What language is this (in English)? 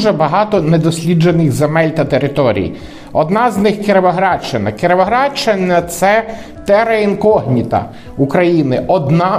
Ukrainian